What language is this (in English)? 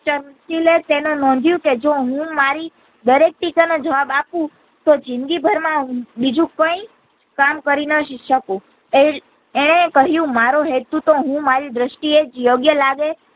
Gujarati